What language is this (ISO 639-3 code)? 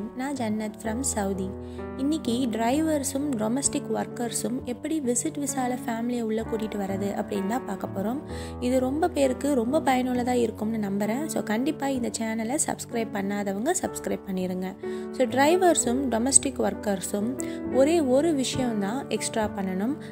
pol